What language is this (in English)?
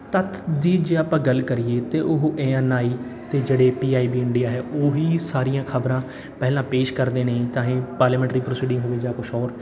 Punjabi